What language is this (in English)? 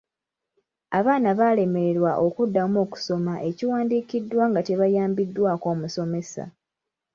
Ganda